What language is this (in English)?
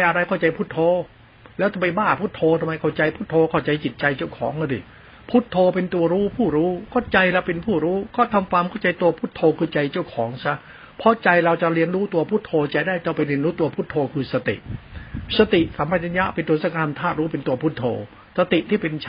Thai